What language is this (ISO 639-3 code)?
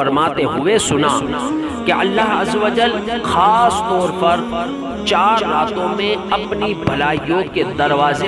ara